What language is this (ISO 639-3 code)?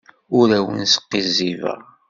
kab